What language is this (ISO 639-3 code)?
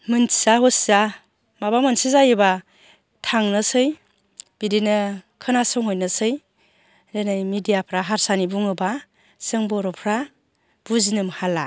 brx